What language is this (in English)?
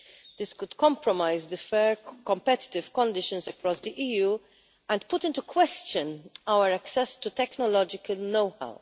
English